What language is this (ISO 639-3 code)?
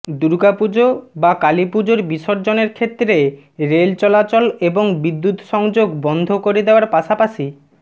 ben